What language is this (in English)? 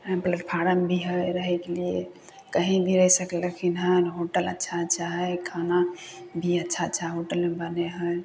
Maithili